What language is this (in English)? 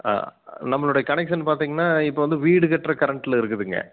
Tamil